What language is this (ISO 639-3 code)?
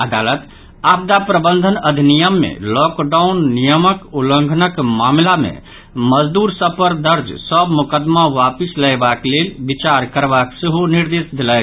mai